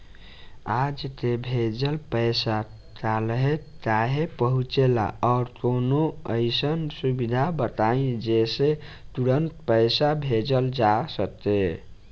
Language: Bhojpuri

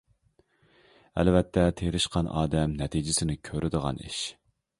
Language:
Uyghur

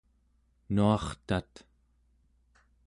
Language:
Central Yupik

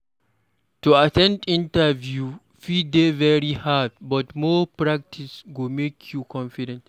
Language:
Nigerian Pidgin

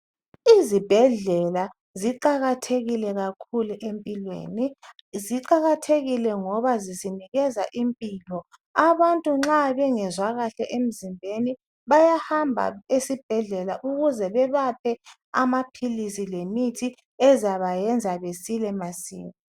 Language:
North Ndebele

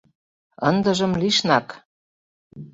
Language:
Mari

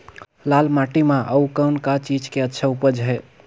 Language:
Chhattisgarhi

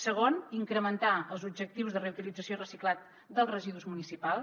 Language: Catalan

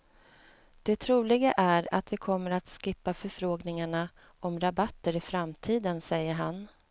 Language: Swedish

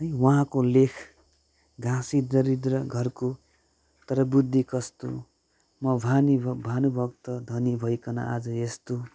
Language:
Nepali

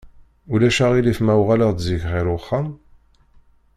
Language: Kabyle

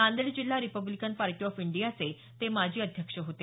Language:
Marathi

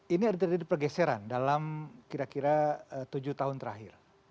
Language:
Indonesian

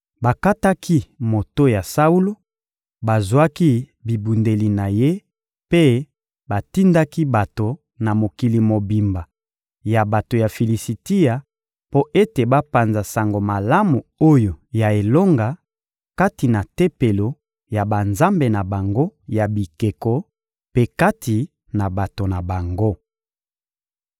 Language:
Lingala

